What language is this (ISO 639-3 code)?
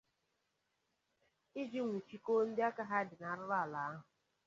ibo